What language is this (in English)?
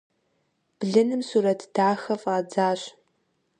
Kabardian